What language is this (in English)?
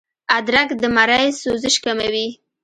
Pashto